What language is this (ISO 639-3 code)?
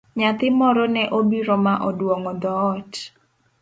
luo